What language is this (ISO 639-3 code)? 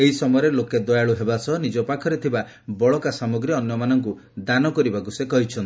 ori